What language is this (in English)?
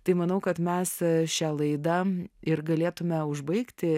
Lithuanian